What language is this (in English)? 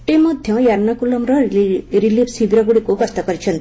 Odia